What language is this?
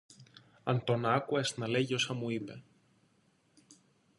Greek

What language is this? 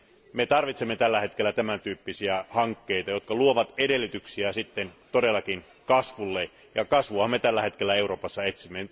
Finnish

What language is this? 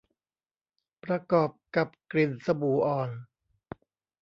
Thai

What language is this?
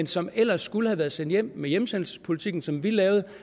Danish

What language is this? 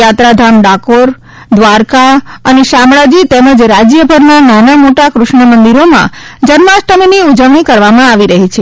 Gujarati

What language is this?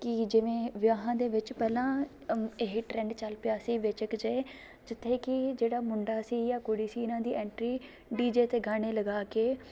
Punjabi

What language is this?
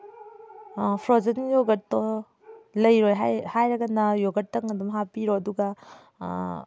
Manipuri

